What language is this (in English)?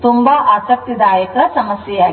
Kannada